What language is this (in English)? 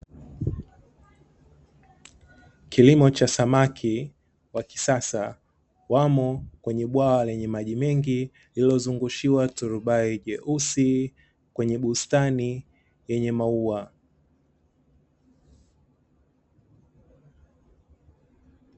Swahili